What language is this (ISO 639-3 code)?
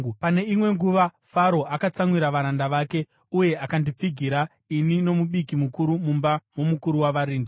sna